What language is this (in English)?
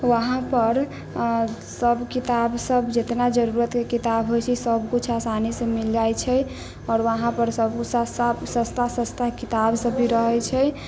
Maithili